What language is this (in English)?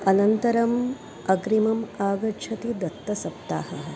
Sanskrit